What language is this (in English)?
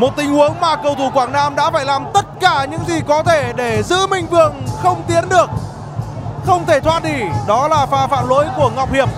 Vietnamese